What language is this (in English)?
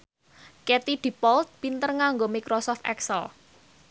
Javanese